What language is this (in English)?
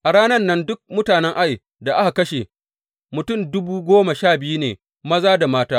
Hausa